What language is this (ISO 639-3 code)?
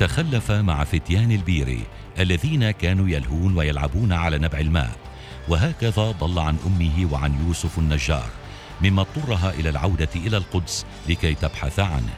ara